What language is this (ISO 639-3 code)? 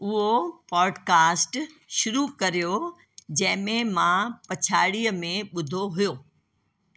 snd